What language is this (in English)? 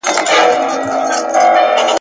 Pashto